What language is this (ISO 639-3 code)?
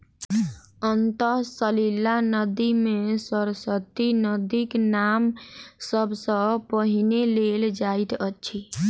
mai